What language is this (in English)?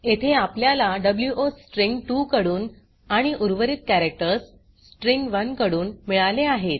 Marathi